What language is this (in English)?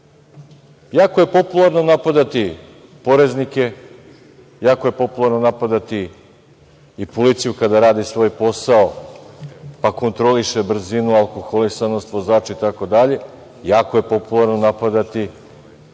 Serbian